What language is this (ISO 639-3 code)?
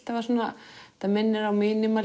isl